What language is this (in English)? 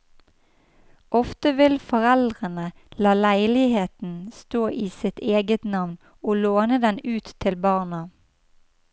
Norwegian